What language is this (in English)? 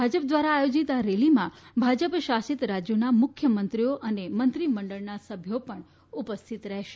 Gujarati